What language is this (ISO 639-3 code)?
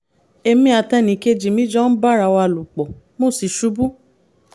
yor